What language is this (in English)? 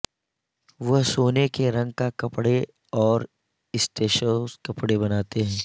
Urdu